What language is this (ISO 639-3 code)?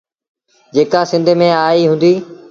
sbn